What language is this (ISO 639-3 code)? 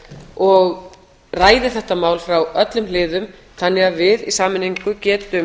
isl